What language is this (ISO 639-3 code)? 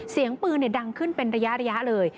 tha